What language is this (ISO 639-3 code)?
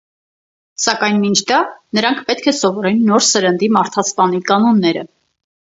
hye